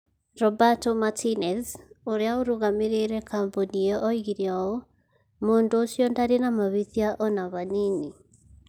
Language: Kikuyu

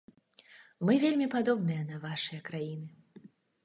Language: Belarusian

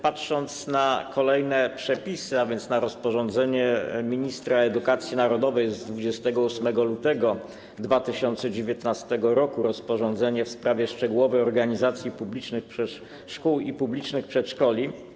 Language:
Polish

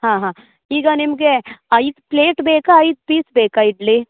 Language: Kannada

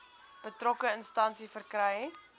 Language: Afrikaans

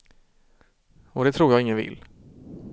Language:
Swedish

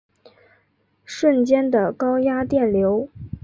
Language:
Chinese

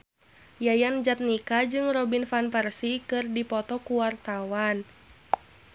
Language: Sundanese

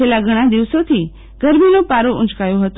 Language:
Gujarati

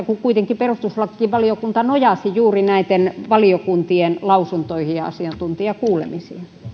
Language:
Finnish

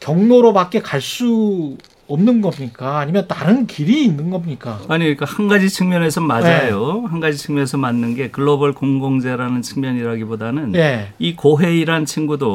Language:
Korean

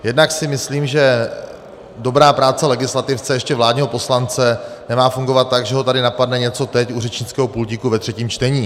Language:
Czech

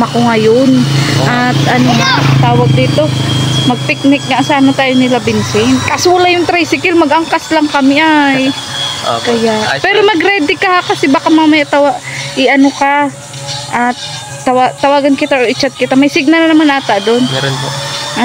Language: Filipino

